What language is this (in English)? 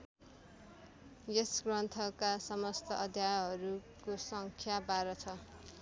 Nepali